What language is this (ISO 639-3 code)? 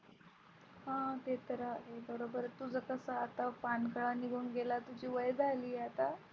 mar